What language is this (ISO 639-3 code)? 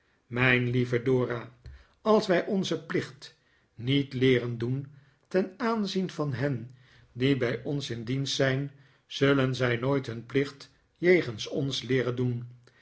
nld